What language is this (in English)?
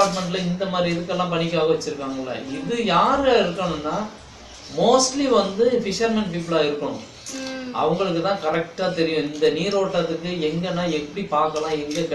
Tamil